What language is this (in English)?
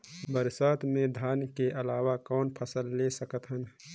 Chhattisgarhi